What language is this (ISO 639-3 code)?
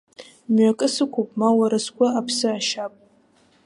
abk